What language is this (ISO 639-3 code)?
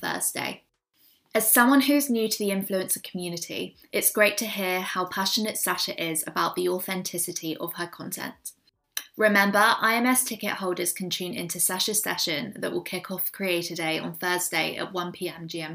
eng